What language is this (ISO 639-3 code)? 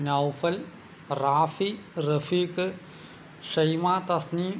mal